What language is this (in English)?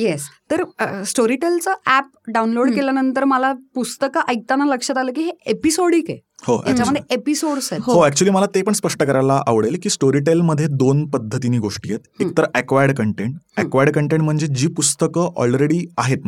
Marathi